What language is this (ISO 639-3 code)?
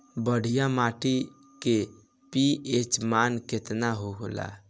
bho